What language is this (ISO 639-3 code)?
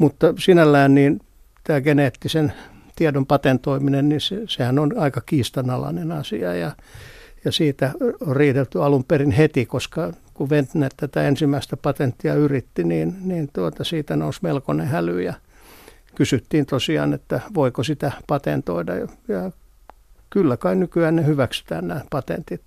fin